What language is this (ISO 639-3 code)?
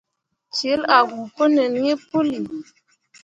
mua